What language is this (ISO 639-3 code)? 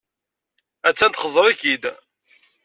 kab